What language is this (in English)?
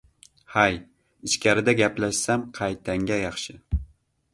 Uzbek